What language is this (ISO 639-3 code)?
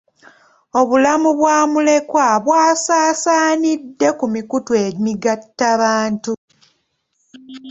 lug